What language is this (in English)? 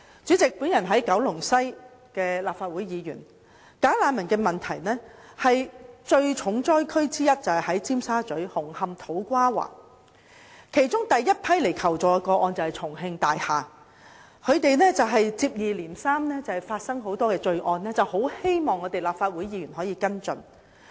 Cantonese